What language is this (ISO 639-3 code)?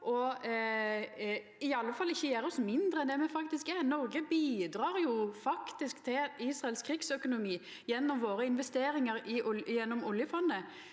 nor